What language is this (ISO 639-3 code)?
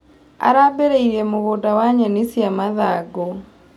kik